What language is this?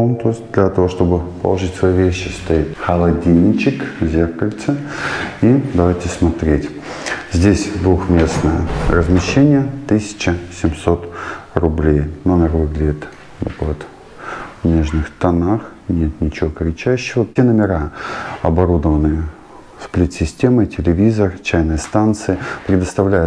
Russian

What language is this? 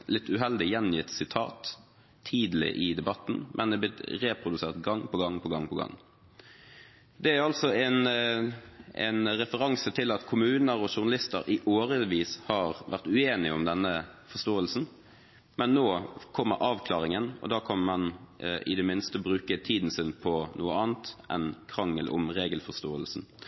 Norwegian Bokmål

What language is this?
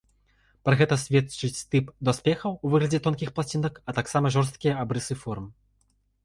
Belarusian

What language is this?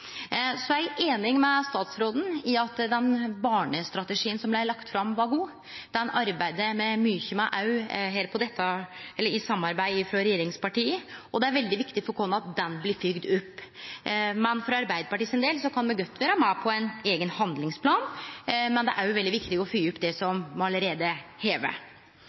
Norwegian Nynorsk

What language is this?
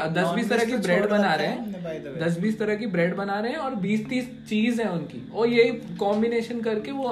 Hindi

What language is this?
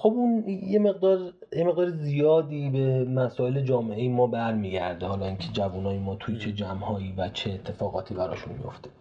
Persian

